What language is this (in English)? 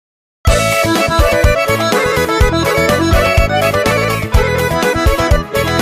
Romanian